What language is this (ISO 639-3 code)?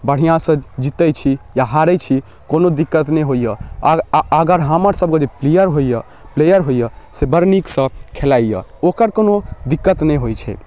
mai